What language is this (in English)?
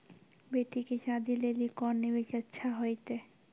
Maithili